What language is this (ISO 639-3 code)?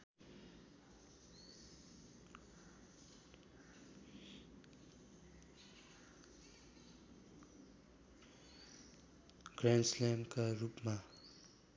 nep